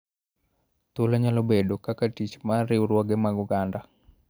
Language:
Luo (Kenya and Tanzania)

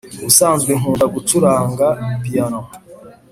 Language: Kinyarwanda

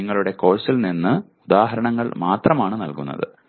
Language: Malayalam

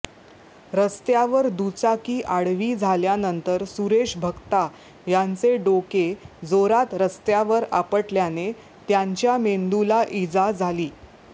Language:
Marathi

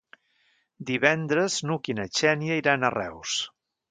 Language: Catalan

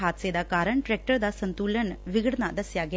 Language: Punjabi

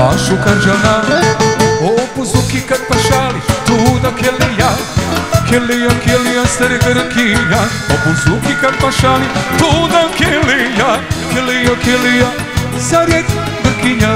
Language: Romanian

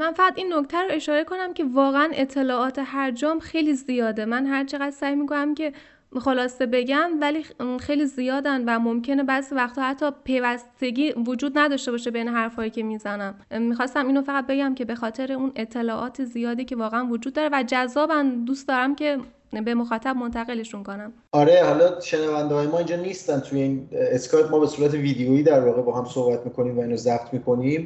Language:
Persian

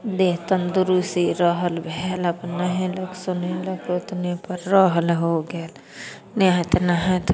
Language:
Maithili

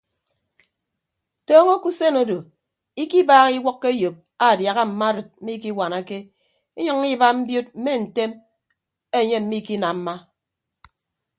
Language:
Ibibio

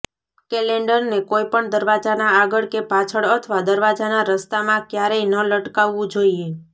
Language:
Gujarati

